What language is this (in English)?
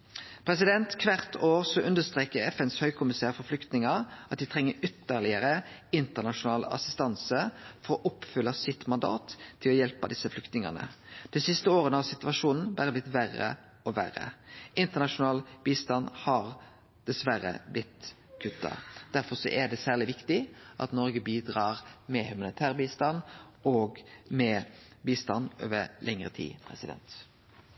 Norwegian Nynorsk